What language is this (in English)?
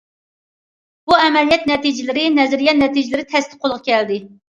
Uyghur